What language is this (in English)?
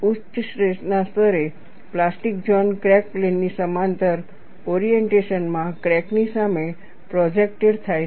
Gujarati